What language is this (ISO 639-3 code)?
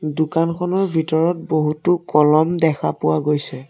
asm